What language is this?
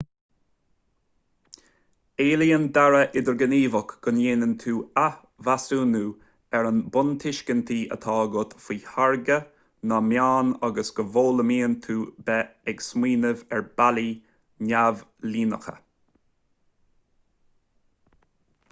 Irish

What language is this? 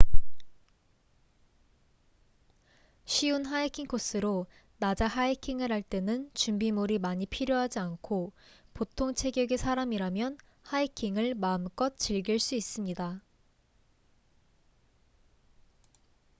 Korean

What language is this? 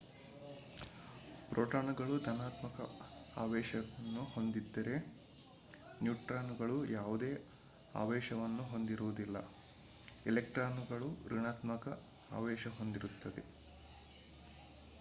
Kannada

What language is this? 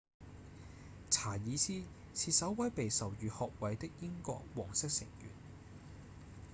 Cantonese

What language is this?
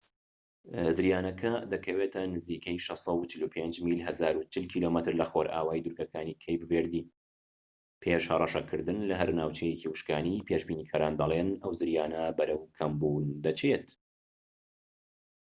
Central Kurdish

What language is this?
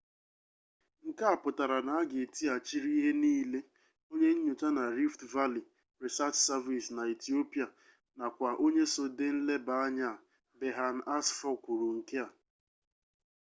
Igbo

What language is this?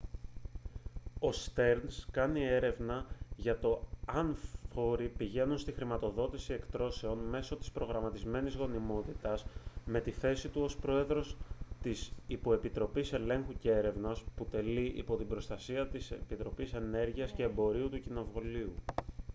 Greek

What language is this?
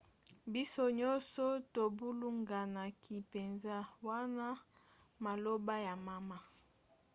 Lingala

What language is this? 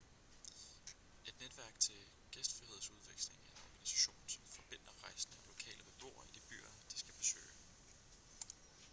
Danish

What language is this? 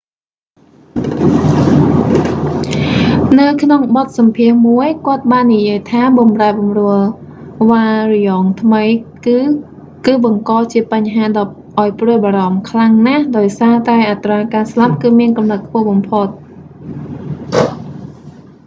Khmer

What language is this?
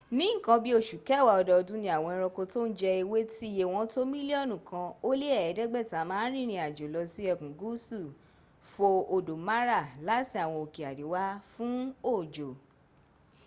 Yoruba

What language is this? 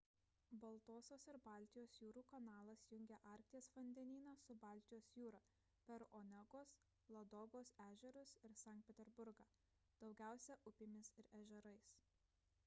Lithuanian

